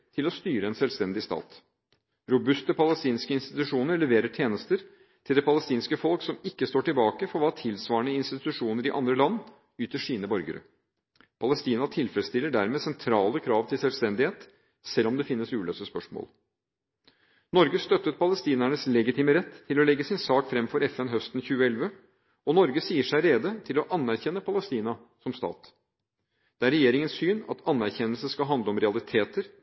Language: Norwegian Bokmål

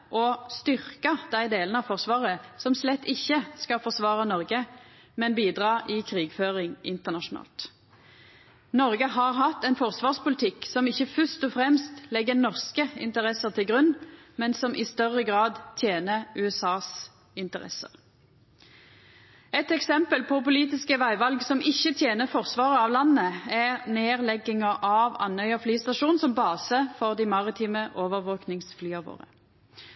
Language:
Norwegian Nynorsk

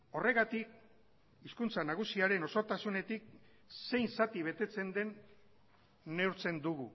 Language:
Basque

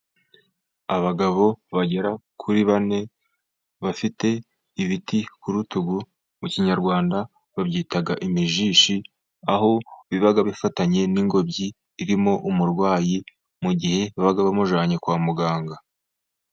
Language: Kinyarwanda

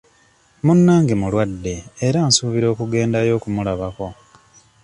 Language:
Ganda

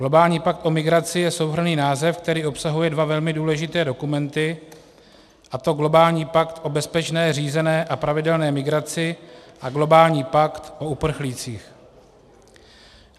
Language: Czech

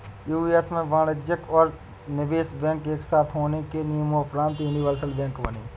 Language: Hindi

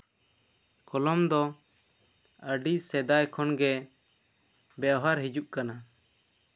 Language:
Santali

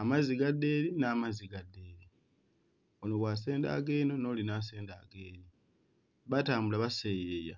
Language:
Ganda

